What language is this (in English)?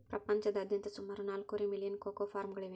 Kannada